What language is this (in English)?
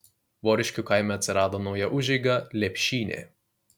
Lithuanian